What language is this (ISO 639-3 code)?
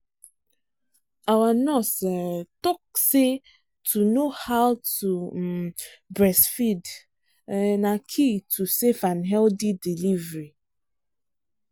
pcm